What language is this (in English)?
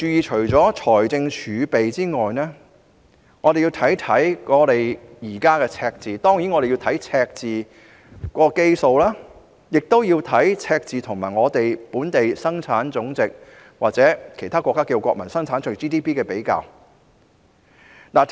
Cantonese